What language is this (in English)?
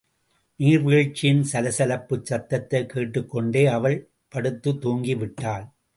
Tamil